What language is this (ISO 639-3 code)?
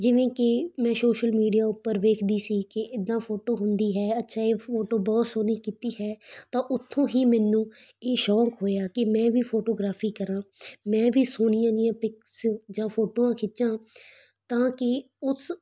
pan